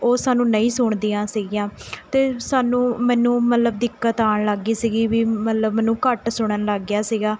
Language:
Punjabi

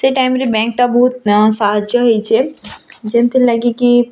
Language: Odia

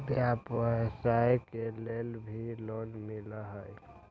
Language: Magahi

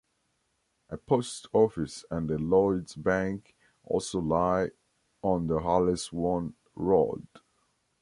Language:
English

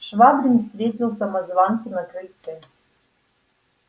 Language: Russian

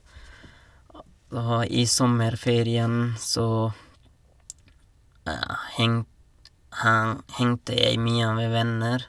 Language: Norwegian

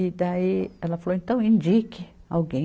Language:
Portuguese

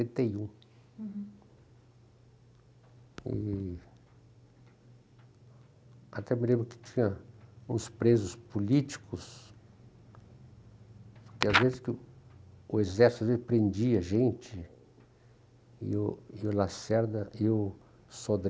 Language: Portuguese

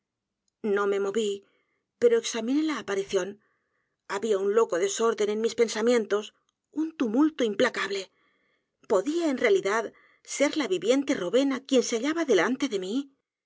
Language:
Spanish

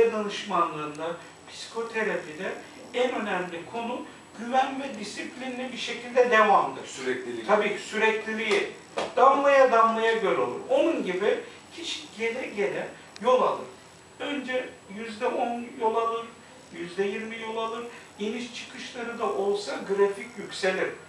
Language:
Turkish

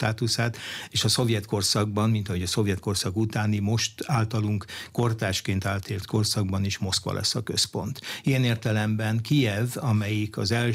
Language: Hungarian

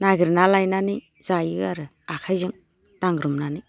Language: Bodo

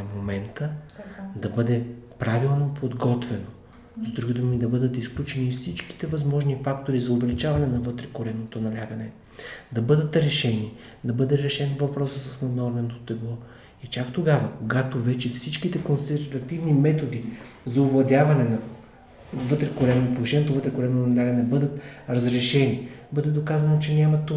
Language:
Bulgarian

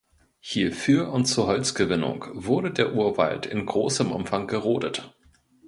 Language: German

